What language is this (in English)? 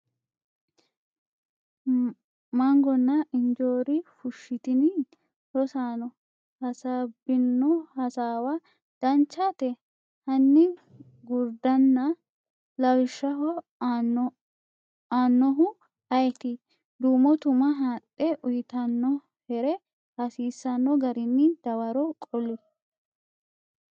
Sidamo